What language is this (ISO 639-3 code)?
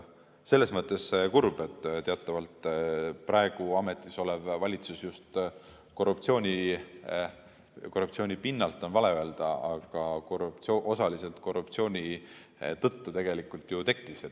est